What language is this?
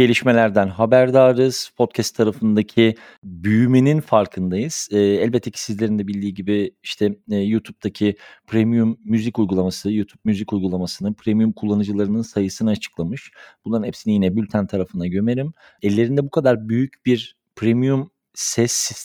Turkish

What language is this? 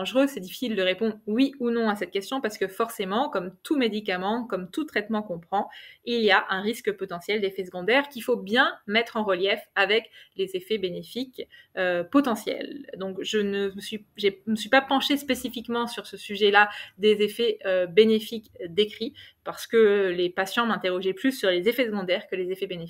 French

